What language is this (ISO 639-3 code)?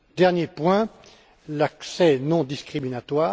fra